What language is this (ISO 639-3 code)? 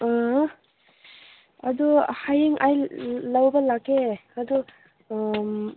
mni